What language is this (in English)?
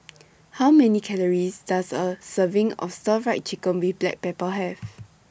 English